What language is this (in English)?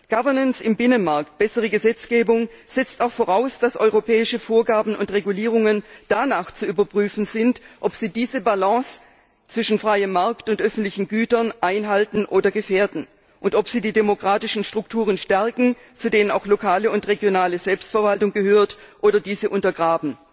German